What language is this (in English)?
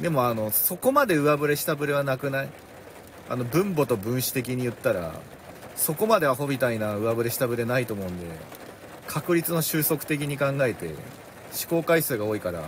Japanese